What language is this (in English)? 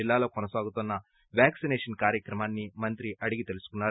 Telugu